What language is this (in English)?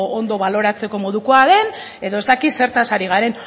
Basque